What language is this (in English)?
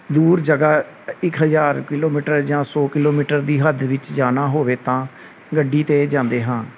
Punjabi